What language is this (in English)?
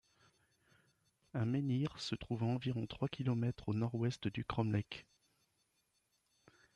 French